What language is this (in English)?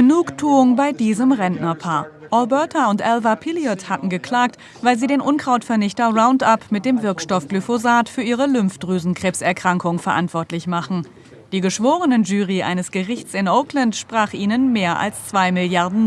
German